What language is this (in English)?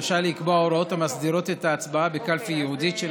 Hebrew